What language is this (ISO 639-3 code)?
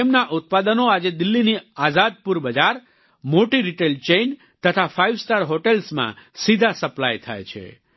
guj